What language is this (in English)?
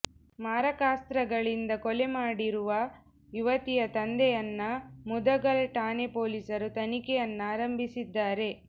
Kannada